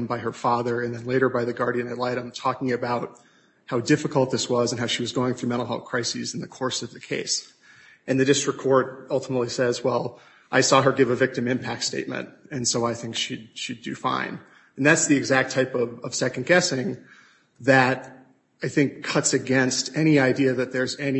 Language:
English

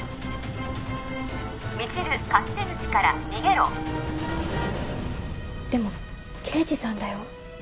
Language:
Japanese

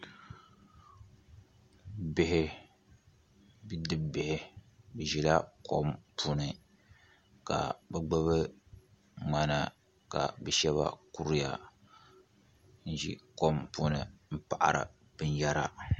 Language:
Dagbani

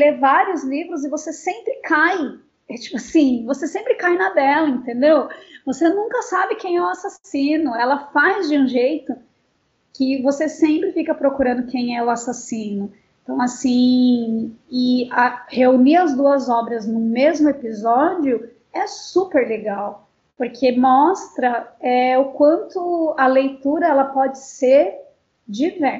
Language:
Portuguese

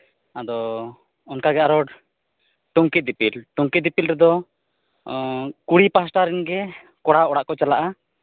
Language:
Santali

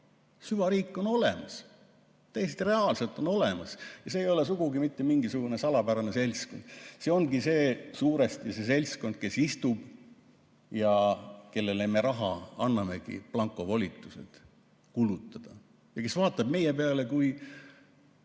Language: Estonian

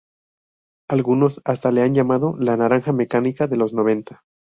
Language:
Spanish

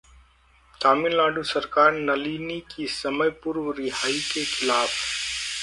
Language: Hindi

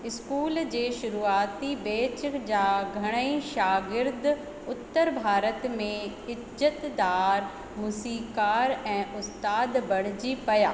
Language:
Sindhi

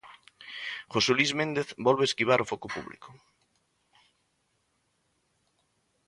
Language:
Galician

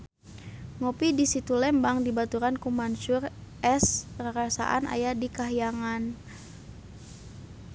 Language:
Sundanese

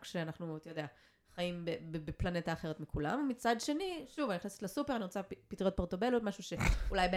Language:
Hebrew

